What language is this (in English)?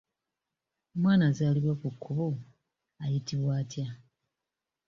Ganda